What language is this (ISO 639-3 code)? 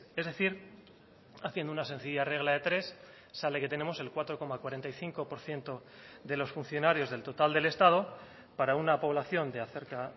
spa